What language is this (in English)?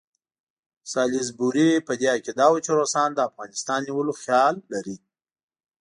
Pashto